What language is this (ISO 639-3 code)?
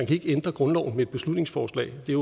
dan